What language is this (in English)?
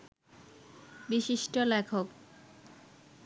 Bangla